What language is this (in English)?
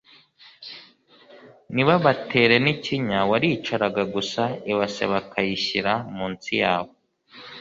Kinyarwanda